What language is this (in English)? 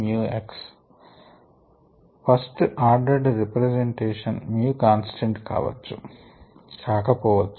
Telugu